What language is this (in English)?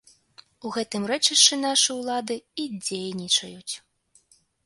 Belarusian